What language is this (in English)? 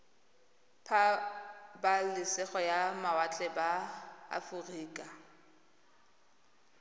Tswana